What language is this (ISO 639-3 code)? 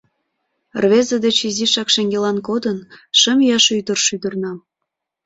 chm